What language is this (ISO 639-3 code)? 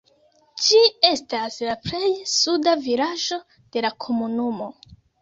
epo